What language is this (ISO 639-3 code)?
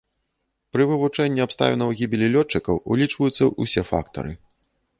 bel